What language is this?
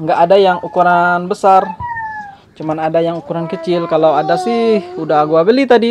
Indonesian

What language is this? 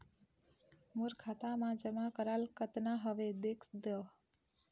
Chhattisgarhi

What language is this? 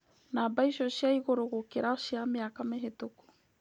Kikuyu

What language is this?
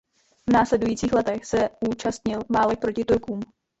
Czech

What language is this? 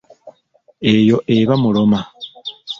Ganda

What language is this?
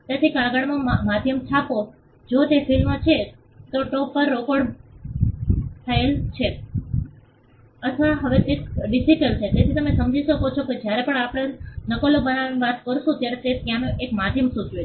Gujarati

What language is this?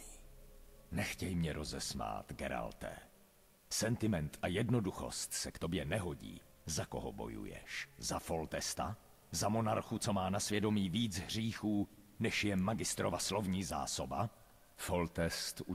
Czech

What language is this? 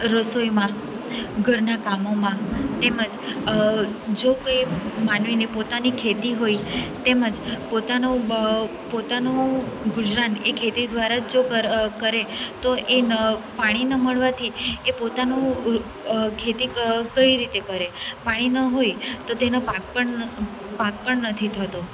Gujarati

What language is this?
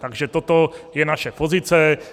Czech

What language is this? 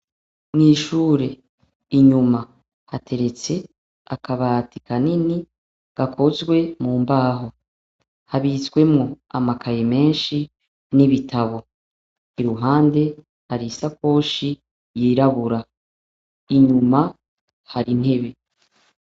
Rundi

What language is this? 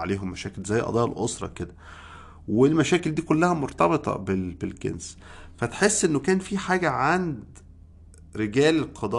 Arabic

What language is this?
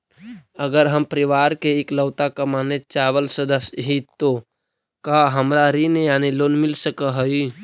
Magahi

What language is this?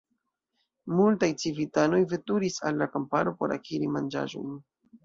Esperanto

